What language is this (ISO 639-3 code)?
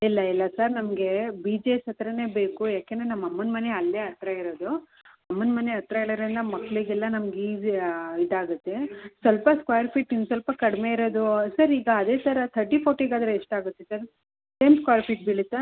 kan